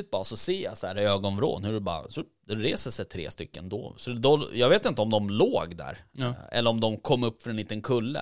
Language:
Swedish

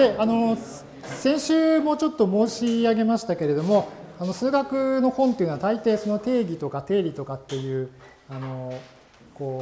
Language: Japanese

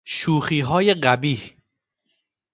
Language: Persian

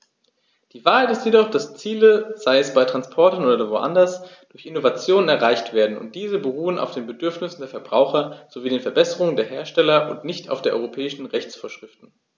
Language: German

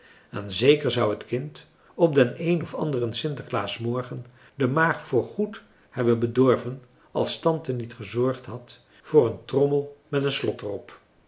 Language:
Dutch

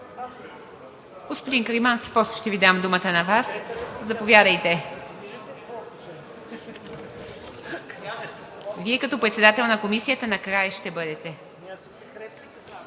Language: Bulgarian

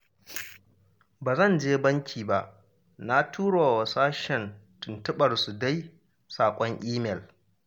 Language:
Hausa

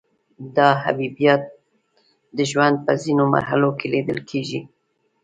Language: Pashto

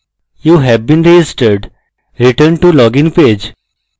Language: Bangla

